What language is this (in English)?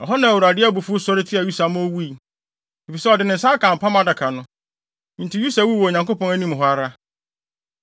Akan